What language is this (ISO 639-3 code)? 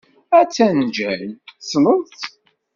kab